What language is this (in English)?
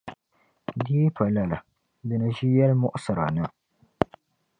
Dagbani